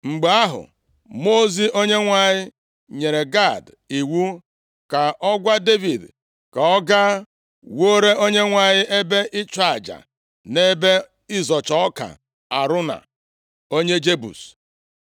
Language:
Igbo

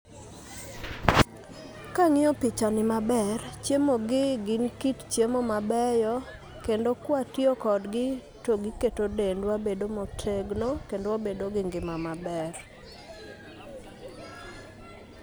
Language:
Luo (Kenya and Tanzania)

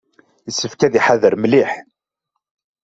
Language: Kabyle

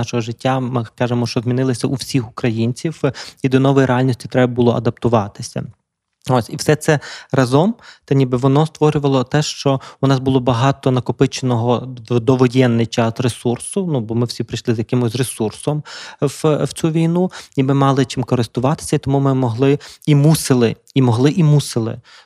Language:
Ukrainian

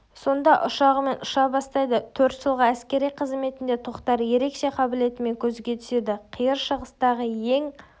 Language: Kazakh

